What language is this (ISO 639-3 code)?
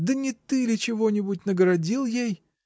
rus